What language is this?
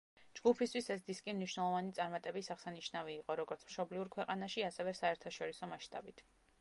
Georgian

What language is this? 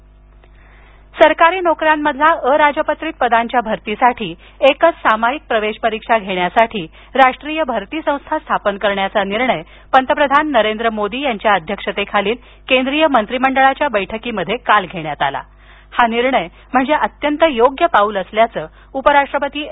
Marathi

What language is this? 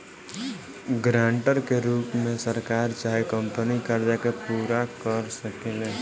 Bhojpuri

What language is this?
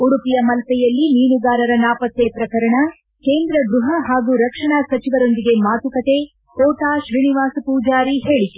Kannada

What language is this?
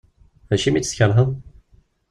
Kabyle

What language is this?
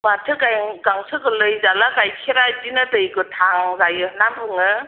Bodo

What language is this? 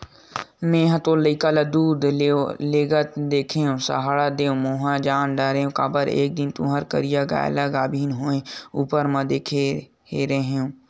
Chhattisgarhi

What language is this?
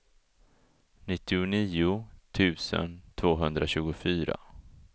Swedish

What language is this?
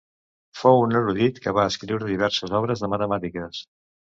Catalan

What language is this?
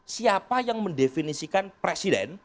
Indonesian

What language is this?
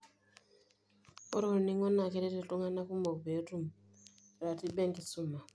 Masai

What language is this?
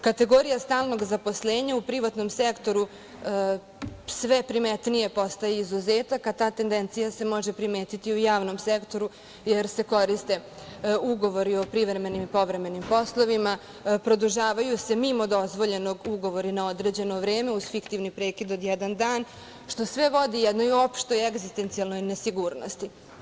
Serbian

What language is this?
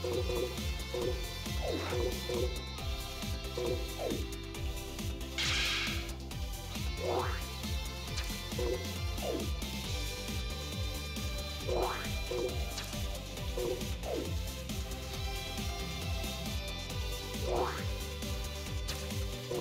English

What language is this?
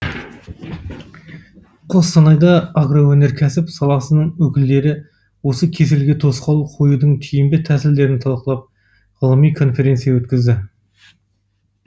Kazakh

